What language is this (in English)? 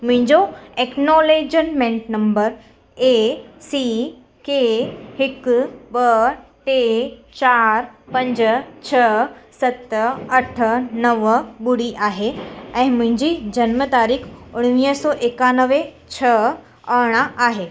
Sindhi